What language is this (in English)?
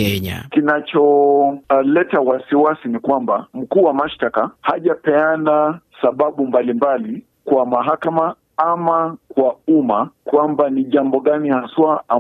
Swahili